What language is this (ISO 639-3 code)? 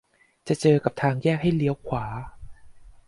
tha